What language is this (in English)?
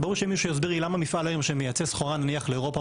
Hebrew